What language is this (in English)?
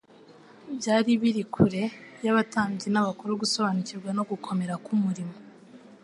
Kinyarwanda